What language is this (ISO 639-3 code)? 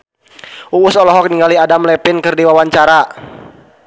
sun